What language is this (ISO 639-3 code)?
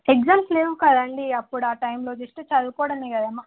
tel